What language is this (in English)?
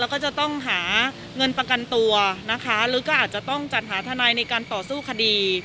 Thai